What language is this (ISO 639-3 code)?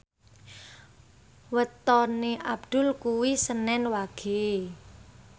jav